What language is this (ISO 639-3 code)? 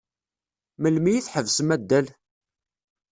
kab